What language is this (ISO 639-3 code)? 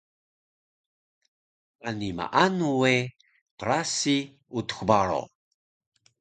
trv